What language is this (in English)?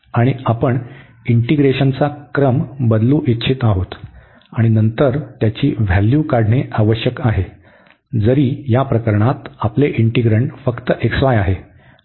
Marathi